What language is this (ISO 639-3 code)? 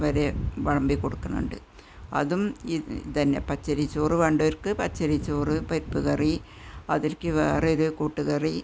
mal